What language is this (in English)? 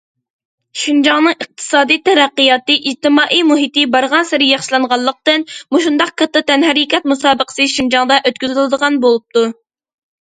Uyghur